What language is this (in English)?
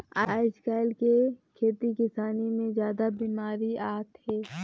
Chhattisgarhi